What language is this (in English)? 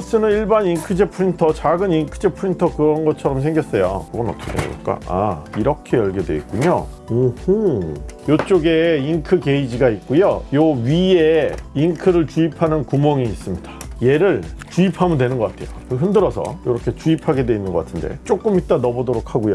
Korean